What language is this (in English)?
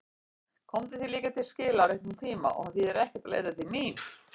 Icelandic